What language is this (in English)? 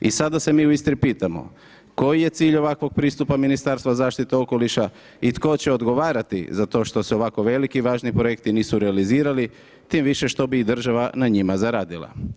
Croatian